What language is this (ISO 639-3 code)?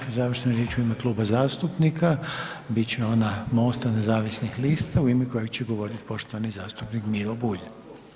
hrv